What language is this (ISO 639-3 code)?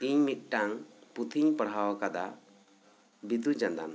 sat